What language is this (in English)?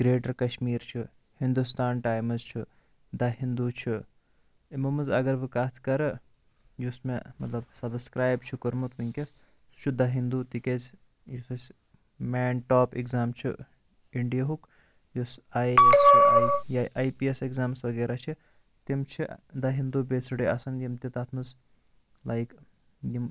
Kashmiri